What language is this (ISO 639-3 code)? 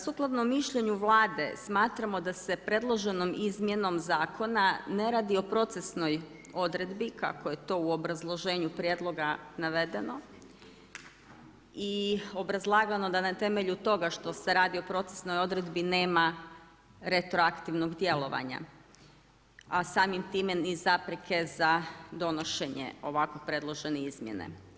hrv